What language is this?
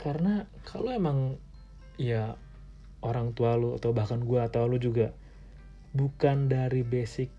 Indonesian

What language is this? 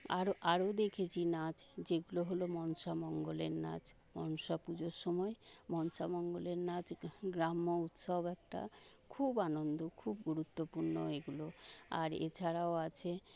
Bangla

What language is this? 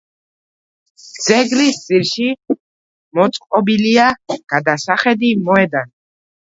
Georgian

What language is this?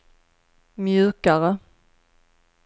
Swedish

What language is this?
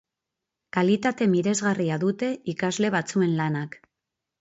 Basque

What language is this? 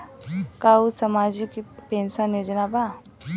Bhojpuri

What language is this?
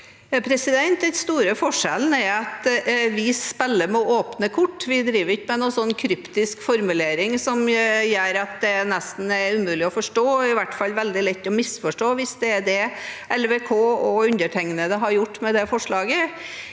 Norwegian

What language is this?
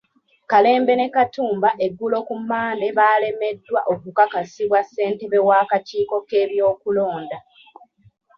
Ganda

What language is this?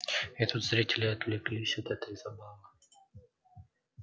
Russian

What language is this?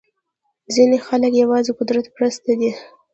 Pashto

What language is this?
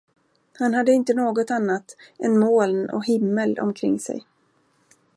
Swedish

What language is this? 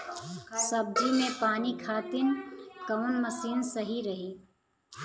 Bhojpuri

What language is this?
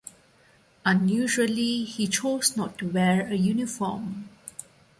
English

